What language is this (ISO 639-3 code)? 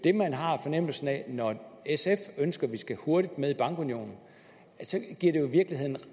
dan